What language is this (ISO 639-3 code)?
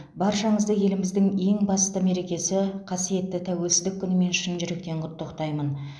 kaz